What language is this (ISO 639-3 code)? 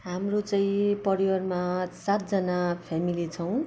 nep